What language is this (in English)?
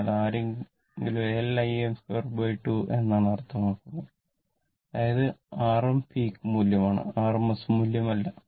Malayalam